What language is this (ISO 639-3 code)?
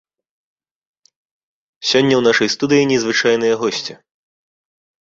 bel